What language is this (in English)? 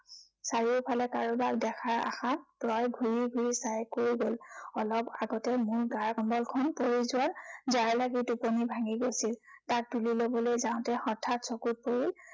Assamese